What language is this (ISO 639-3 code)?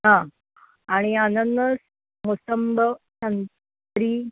mar